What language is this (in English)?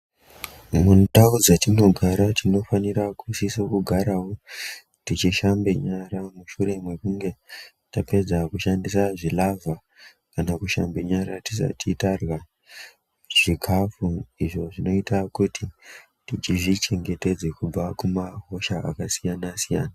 Ndau